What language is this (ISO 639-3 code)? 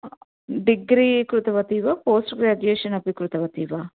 san